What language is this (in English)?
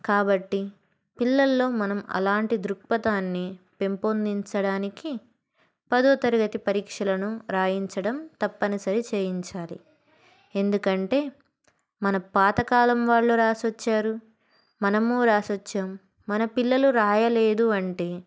Telugu